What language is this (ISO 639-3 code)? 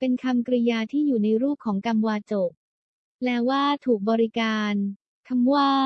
tha